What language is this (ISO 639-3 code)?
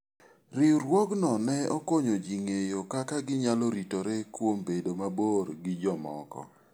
luo